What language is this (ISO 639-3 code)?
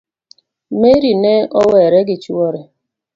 luo